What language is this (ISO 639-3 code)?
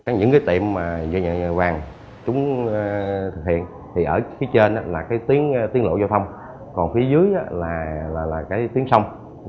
vie